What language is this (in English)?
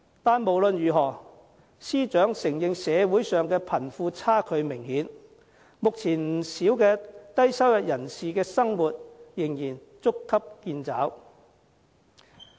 Cantonese